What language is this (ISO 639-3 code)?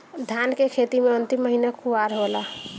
bho